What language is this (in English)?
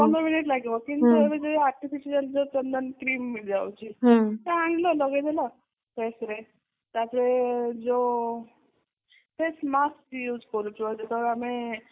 Odia